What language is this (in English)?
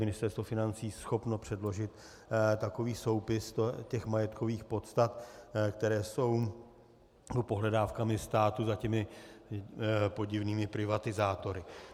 Czech